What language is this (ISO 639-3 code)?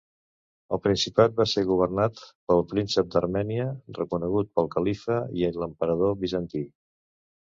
cat